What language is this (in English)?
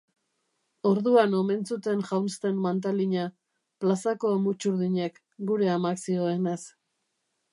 Basque